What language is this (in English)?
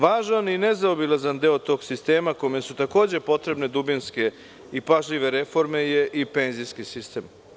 Serbian